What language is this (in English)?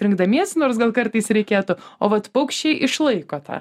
Lithuanian